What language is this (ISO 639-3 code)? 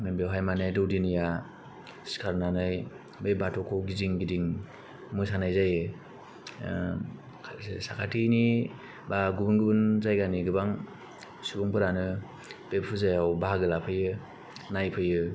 brx